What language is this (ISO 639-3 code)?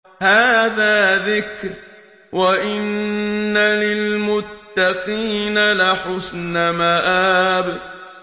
ara